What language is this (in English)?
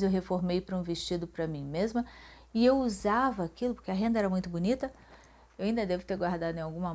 Portuguese